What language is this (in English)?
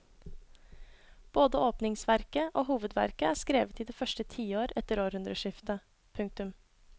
Norwegian